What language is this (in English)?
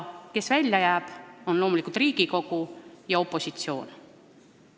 Estonian